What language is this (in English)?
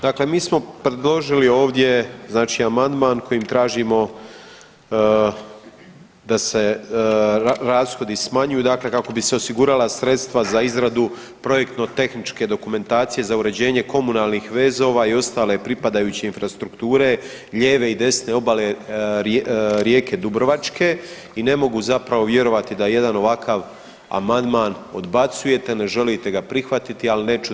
Croatian